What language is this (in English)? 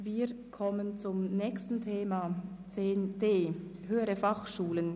Swiss German